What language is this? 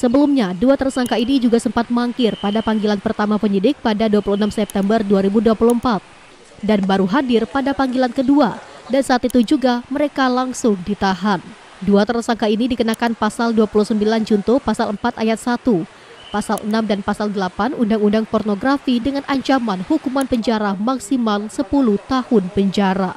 Indonesian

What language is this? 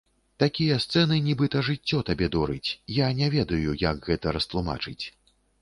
Belarusian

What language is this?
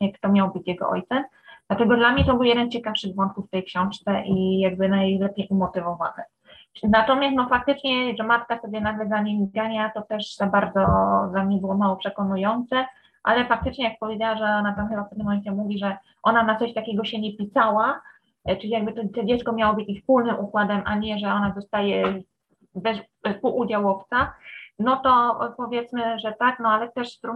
Polish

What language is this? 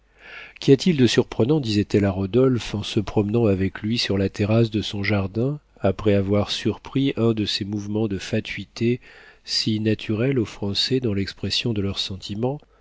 French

